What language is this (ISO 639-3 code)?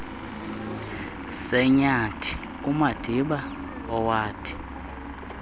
xho